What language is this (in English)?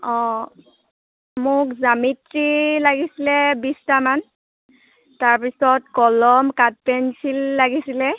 Assamese